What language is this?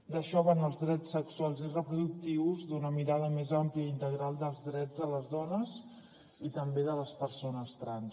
Catalan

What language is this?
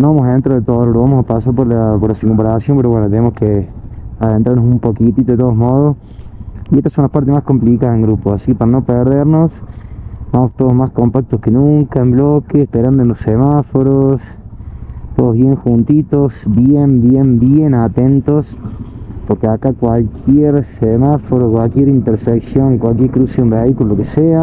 Spanish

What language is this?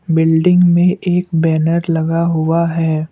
Hindi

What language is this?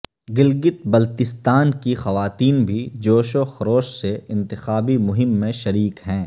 Urdu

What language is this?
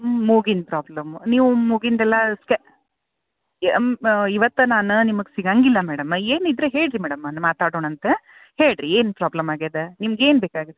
Kannada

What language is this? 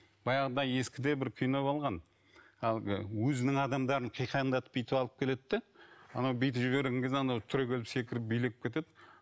Kazakh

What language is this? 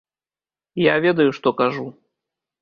Belarusian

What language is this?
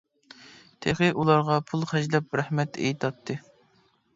Uyghur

